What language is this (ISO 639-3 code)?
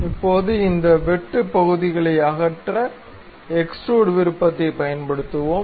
tam